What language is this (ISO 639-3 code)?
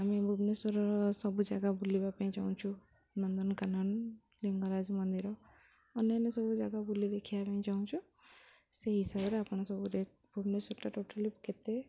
ori